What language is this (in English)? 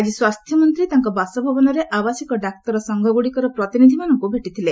Odia